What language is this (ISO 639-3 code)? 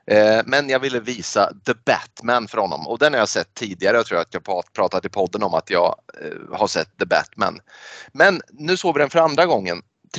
swe